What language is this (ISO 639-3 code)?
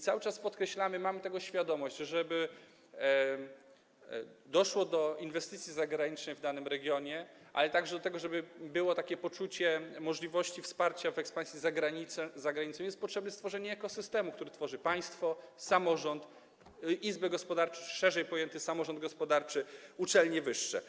pol